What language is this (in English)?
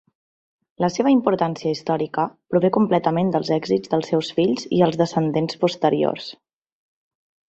Catalan